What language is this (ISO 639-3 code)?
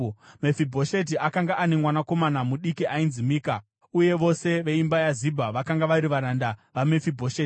sna